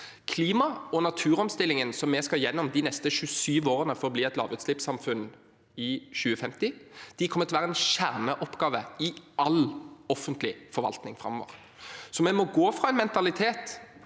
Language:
Norwegian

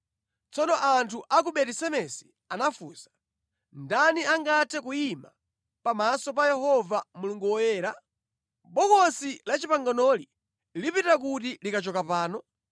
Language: Nyanja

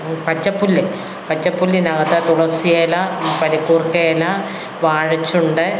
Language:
Malayalam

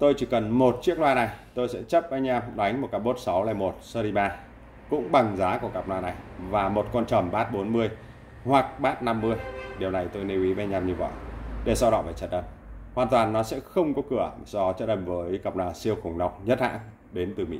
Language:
Vietnamese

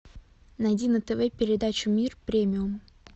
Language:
Russian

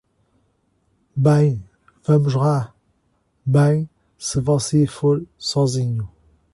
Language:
Portuguese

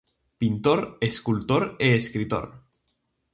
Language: Galician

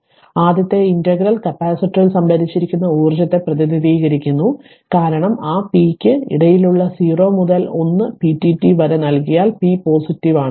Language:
Malayalam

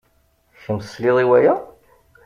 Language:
Kabyle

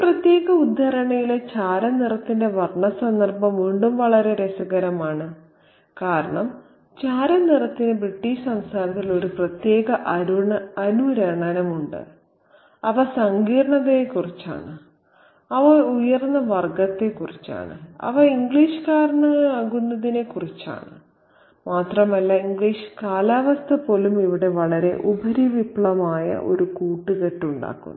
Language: Malayalam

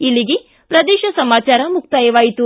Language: Kannada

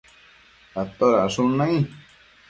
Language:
Matsés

